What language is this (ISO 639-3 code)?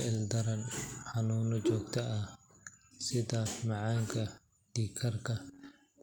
som